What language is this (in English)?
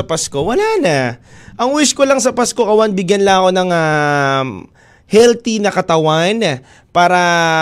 Filipino